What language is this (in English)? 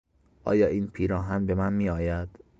Persian